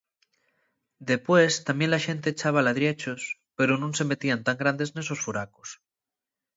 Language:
Asturian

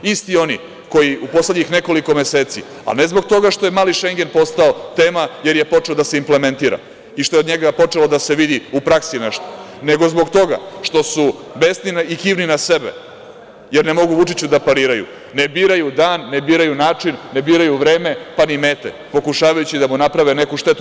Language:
Serbian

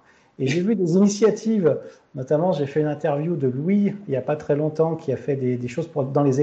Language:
French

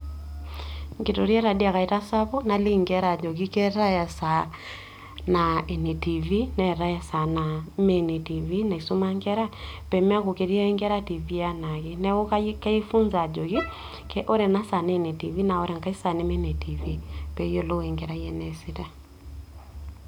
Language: Masai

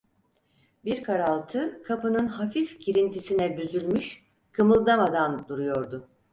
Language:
Turkish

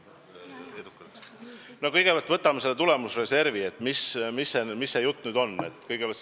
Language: Estonian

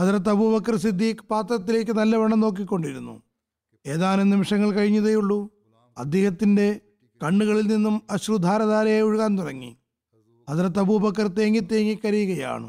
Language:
Malayalam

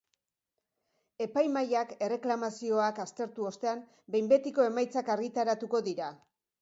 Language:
Basque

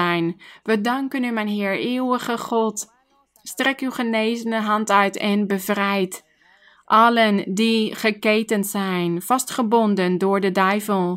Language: Dutch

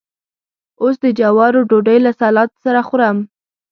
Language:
Pashto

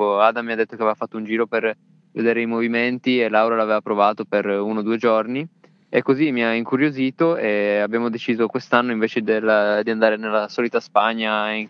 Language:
Italian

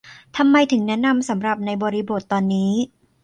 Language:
Thai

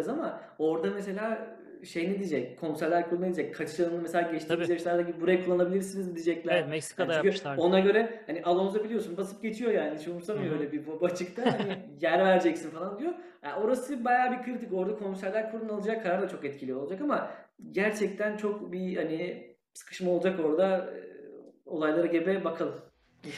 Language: Turkish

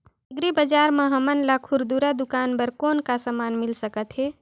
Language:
Chhattisgarhi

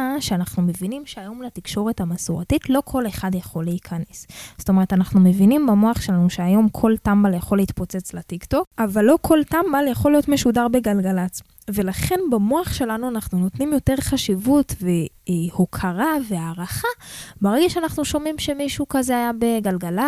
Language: Hebrew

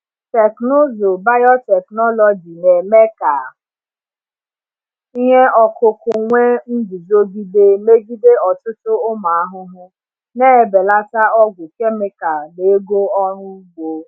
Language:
Igbo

